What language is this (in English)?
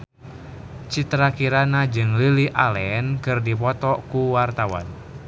Sundanese